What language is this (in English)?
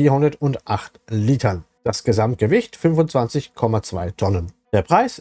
German